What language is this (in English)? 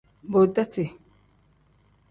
Tem